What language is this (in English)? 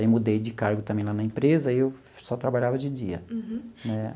Portuguese